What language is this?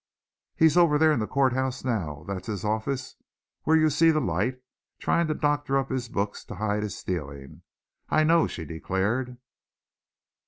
English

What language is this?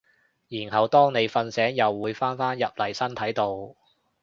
Cantonese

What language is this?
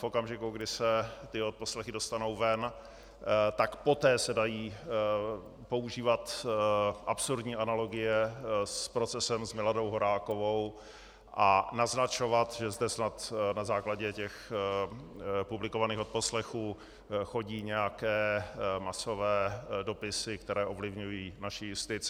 Czech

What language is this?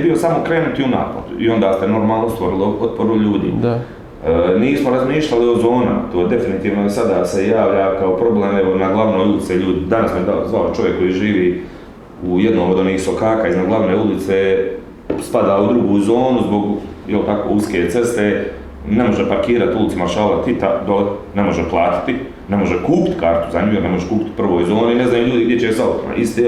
Croatian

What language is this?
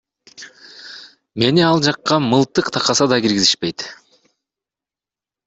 Kyrgyz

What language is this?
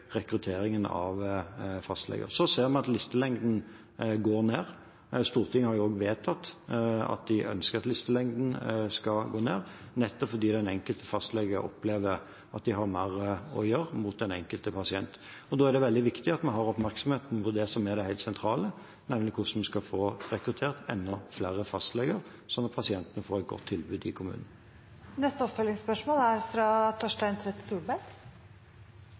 Norwegian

